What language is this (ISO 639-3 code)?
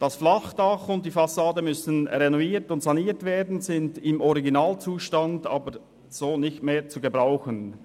gsw